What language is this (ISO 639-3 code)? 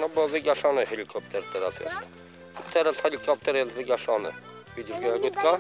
pol